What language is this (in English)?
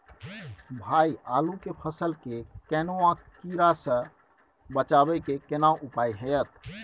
Maithili